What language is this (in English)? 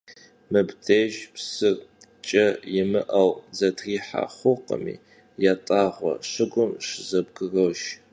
Kabardian